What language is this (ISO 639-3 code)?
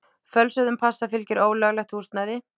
isl